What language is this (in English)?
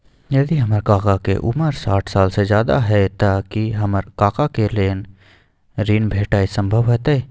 Maithili